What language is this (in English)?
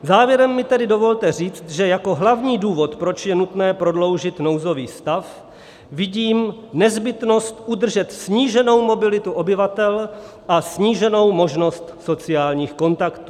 Czech